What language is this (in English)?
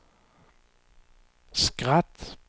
Swedish